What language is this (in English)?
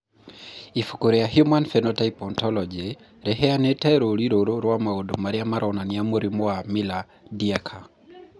Kikuyu